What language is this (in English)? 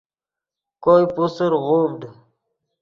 Yidgha